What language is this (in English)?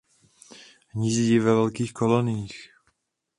Czech